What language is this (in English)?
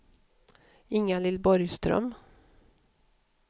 Swedish